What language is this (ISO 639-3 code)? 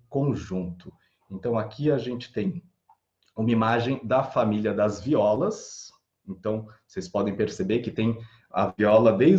por